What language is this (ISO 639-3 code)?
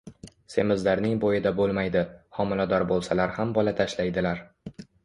uzb